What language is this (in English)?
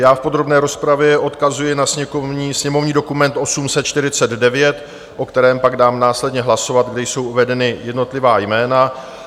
Czech